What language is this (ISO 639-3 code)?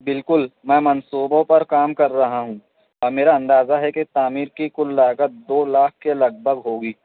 urd